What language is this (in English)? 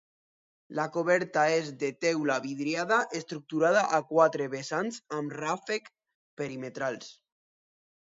Catalan